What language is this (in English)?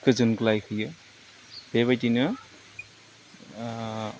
Bodo